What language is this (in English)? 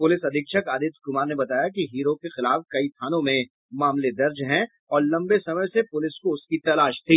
Hindi